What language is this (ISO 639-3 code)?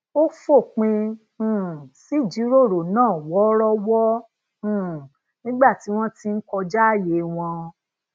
yor